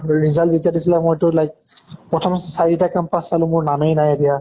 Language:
Assamese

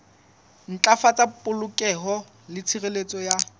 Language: Southern Sotho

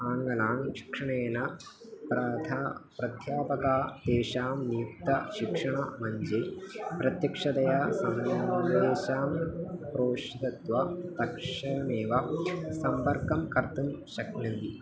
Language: Sanskrit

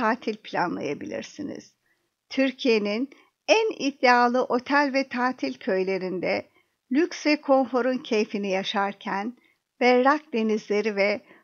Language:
Turkish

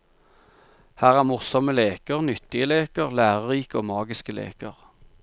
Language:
Norwegian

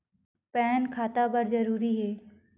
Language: Chhattisgarhi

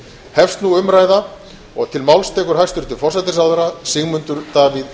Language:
Icelandic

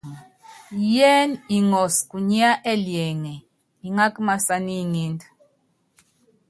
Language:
Yangben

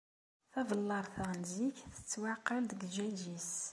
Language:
Kabyle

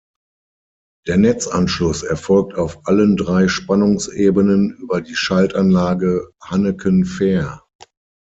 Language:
German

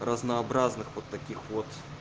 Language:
Russian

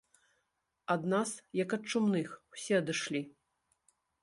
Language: Belarusian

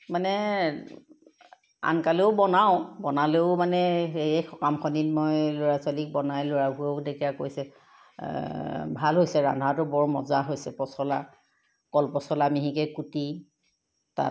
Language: Assamese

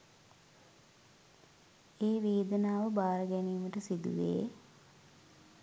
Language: Sinhala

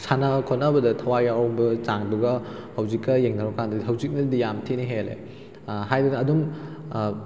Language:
Manipuri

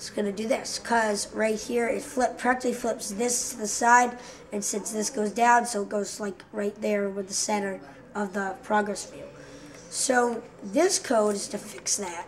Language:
English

